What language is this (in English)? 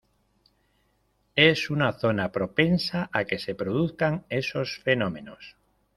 Spanish